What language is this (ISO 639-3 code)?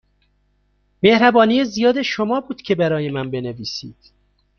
fas